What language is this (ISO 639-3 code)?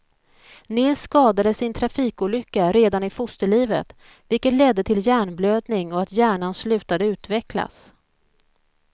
swe